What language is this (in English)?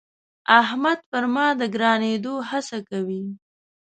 Pashto